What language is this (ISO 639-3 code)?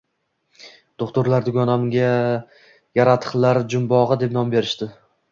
uzb